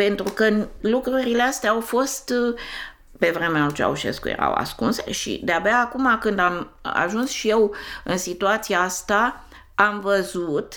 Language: Romanian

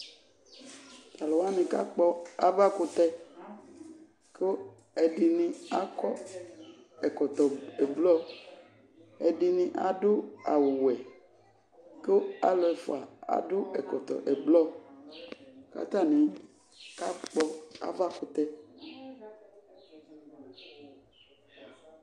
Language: Ikposo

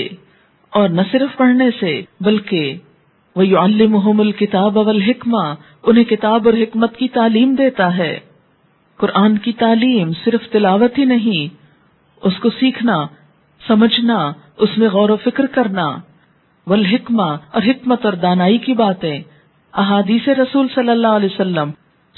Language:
Urdu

